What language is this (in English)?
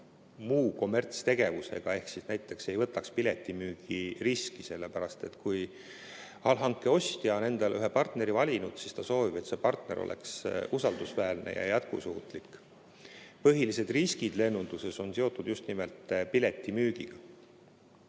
Estonian